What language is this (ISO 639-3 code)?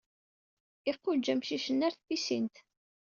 kab